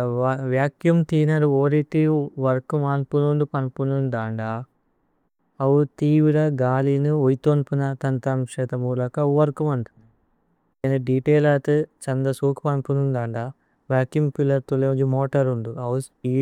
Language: Tulu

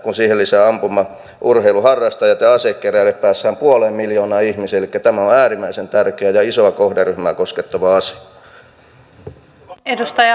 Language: Finnish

